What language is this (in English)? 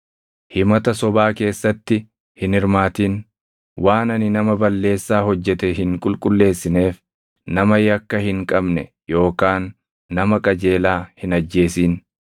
Oromo